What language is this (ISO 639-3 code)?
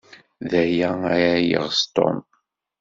kab